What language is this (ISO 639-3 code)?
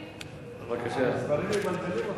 heb